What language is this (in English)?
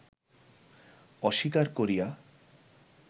Bangla